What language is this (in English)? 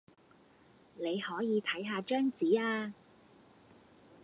Cantonese